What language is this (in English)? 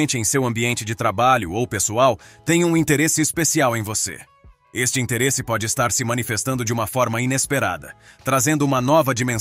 Portuguese